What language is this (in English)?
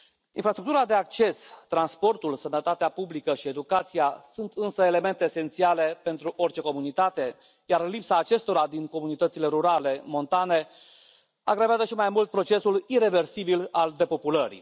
Romanian